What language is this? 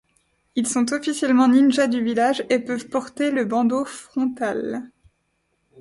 French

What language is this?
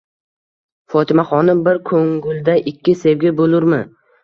Uzbek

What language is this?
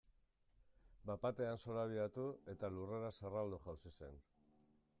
Basque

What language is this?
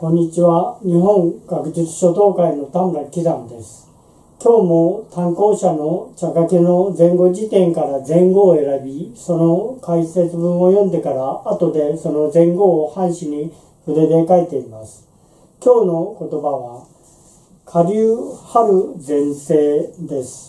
Japanese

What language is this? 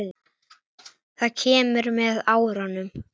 Icelandic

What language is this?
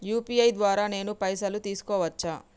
Telugu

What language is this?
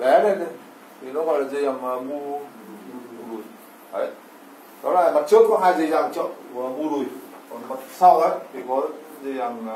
Vietnamese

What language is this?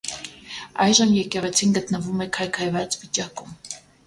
Armenian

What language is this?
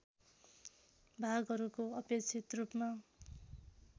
Nepali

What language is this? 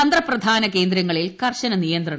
Malayalam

